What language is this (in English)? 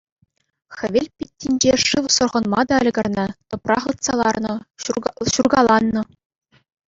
Chuvash